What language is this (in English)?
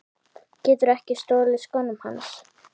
Icelandic